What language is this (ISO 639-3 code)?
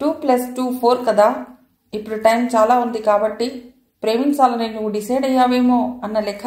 tel